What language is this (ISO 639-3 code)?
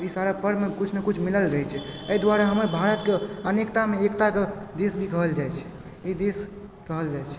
mai